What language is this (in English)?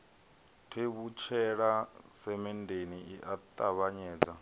Venda